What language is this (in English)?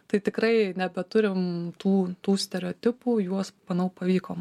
Lithuanian